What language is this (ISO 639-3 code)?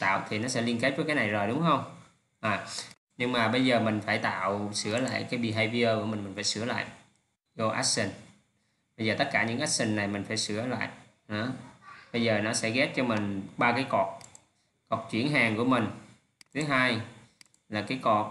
vie